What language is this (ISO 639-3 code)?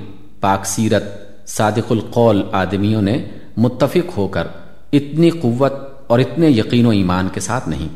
urd